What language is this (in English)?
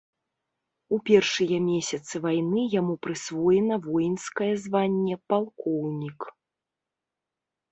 Belarusian